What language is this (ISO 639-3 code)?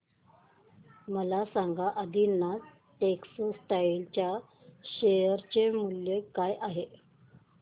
mar